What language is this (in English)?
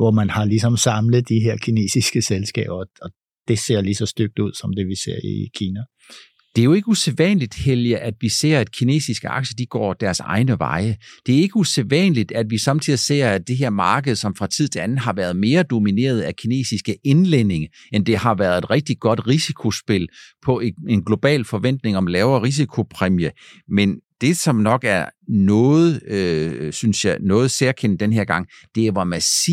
Danish